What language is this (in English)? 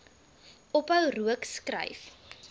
Afrikaans